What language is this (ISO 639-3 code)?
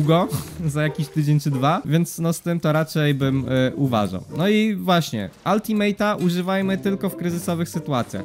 pol